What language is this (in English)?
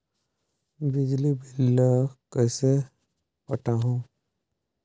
Chhattisgarhi